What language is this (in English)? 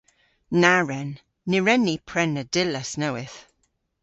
Cornish